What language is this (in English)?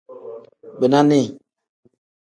Tem